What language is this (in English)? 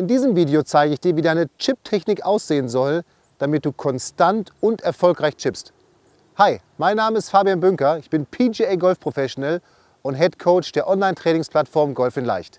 German